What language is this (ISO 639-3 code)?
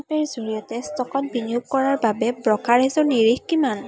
asm